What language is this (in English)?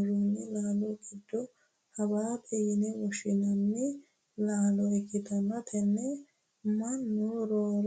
Sidamo